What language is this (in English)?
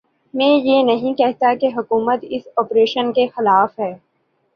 Urdu